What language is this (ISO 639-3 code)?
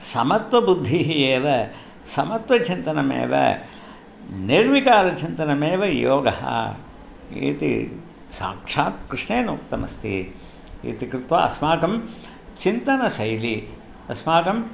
san